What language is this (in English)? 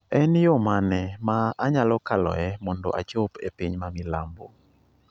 Luo (Kenya and Tanzania)